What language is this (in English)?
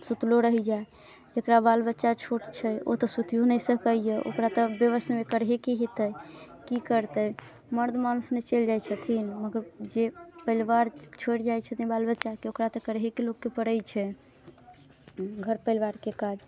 Maithili